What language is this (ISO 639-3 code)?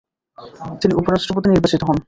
ben